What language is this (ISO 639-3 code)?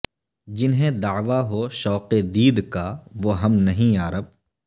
urd